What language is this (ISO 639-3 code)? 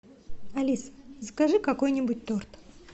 rus